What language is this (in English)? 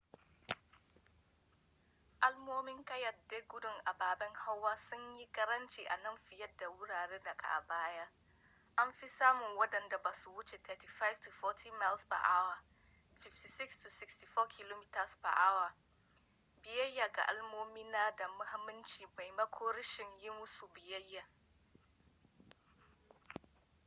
Hausa